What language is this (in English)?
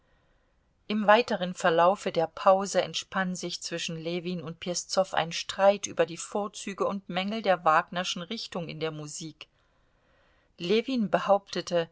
German